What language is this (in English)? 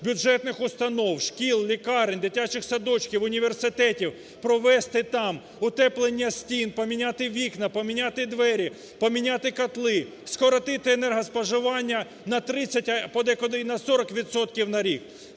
Ukrainian